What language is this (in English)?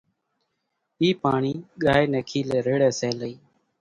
Kachi Koli